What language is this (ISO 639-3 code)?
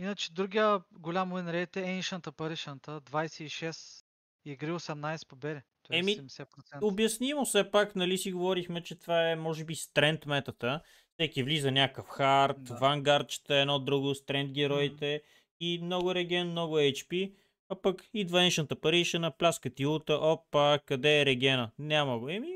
bul